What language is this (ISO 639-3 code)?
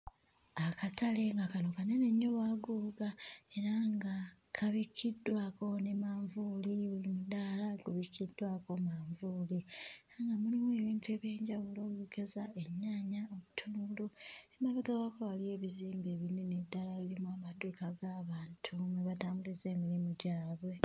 lug